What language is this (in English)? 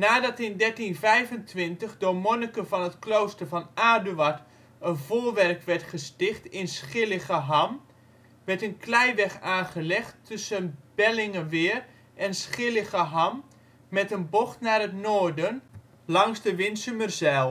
Dutch